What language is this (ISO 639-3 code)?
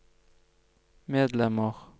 nor